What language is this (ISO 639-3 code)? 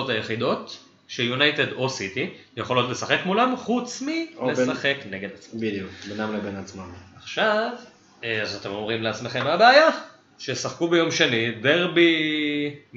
heb